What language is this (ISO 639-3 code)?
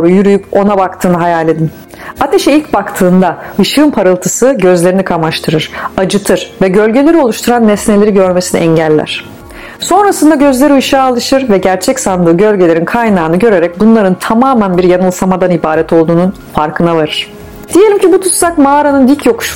tur